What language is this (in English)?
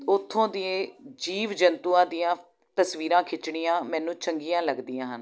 Punjabi